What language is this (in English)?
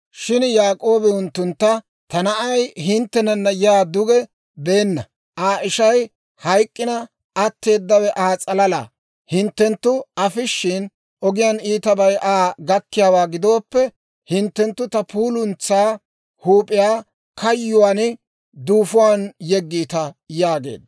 Dawro